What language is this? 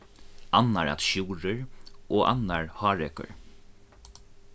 Faroese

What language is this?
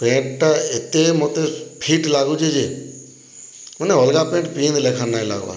Odia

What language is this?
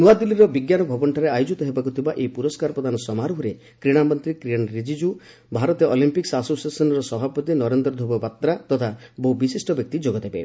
Odia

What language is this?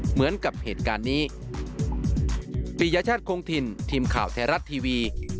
Thai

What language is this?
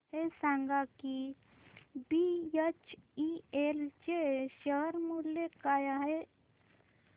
Marathi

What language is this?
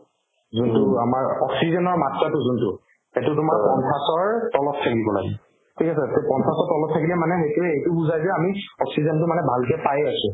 Assamese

